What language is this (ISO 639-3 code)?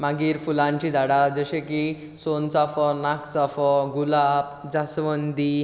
kok